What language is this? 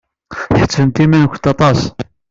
Kabyle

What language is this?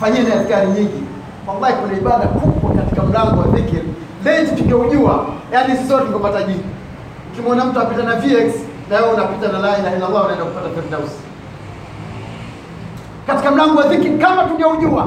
Swahili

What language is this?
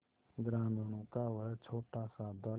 Hindi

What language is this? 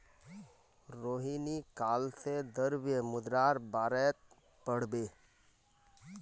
Magahi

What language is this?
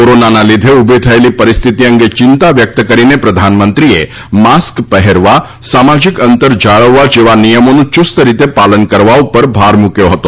Gujarati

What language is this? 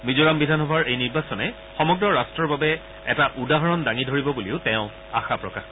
Assamese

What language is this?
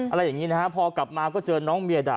Thai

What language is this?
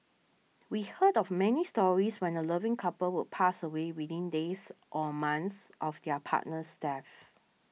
English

